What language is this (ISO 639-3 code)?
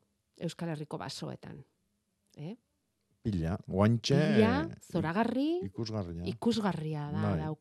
spa